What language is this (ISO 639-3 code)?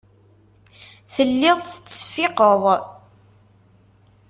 kab